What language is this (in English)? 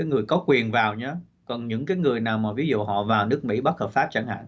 Vietnamese